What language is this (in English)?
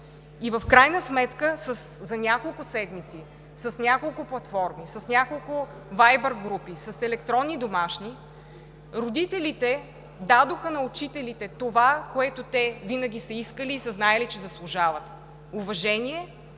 Bulgarian